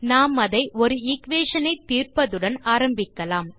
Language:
Tamil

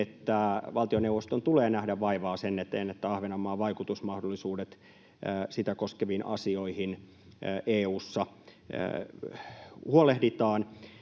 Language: Finnish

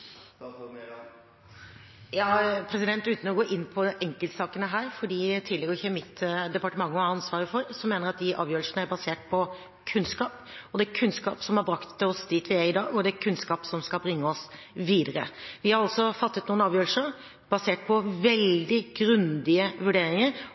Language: Norwegian Bokmål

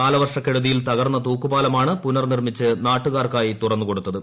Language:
Malayalam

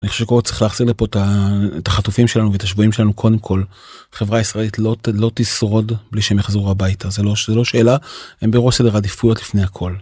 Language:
Hebrew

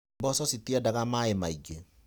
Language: Kikuyu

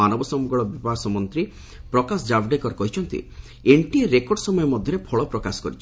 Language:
Odia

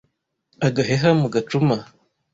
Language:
Kinyarwanda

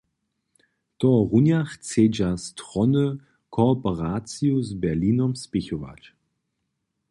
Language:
Upper Sorbian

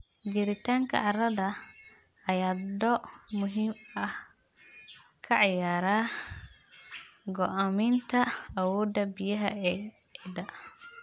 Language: Somali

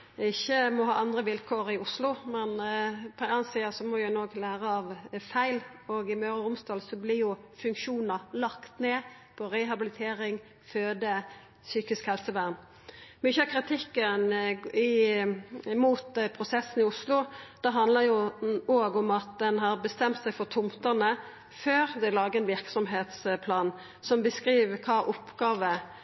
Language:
Norwegian Nynorsk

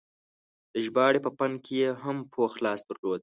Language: Pashto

